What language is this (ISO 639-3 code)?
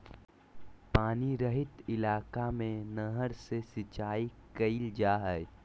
mag